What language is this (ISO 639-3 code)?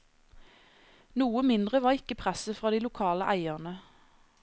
nor